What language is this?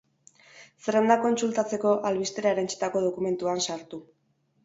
Basque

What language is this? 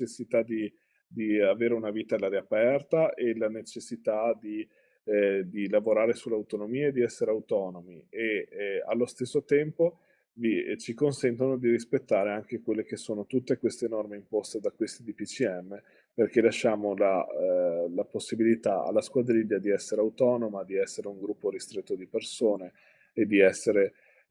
Italian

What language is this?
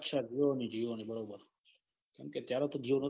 Gujarati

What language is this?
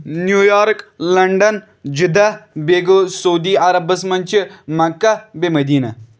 Kashmiri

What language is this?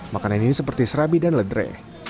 Indonesian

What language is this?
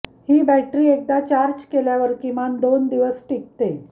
Marathi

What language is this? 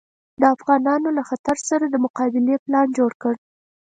Pashto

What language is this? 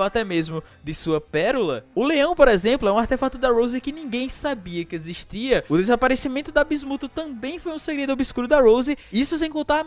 Portuguese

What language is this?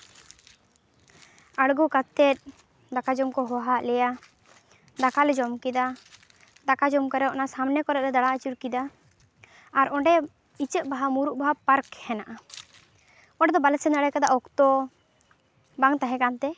Santali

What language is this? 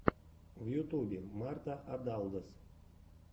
Russian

